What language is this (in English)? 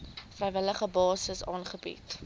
Afrikaans